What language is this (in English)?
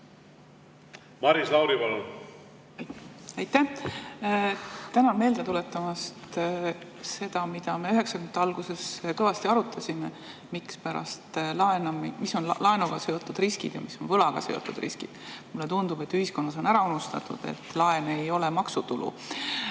Estonian